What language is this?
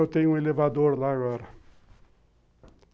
Portuguese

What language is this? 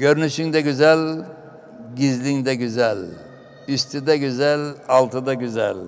Turkish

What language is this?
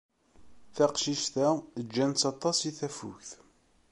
Kabyle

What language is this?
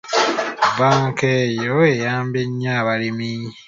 Ganda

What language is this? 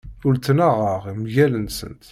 Kabyle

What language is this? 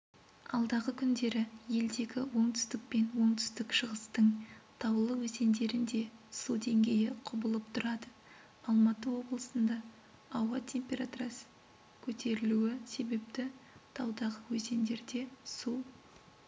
Kazakh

